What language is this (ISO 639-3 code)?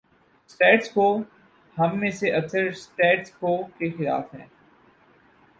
urd